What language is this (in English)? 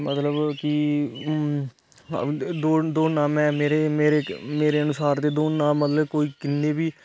Dogri